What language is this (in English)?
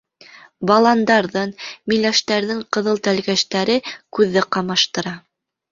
Bashkir